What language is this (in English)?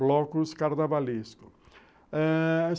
Portuguese